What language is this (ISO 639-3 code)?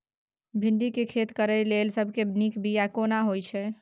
mai